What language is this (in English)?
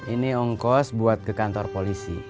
Indonesian